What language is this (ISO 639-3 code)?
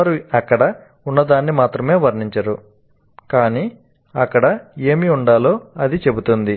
tel